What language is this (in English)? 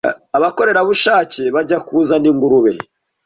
Kinyarwanda